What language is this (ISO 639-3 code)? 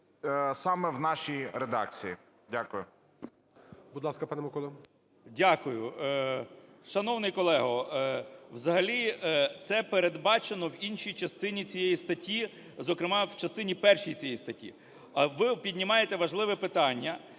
ukr